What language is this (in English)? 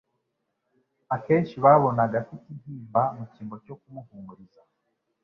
Kinyarwanda